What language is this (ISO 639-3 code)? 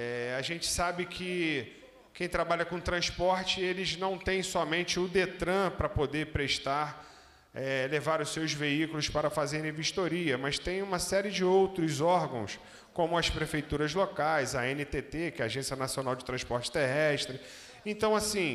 por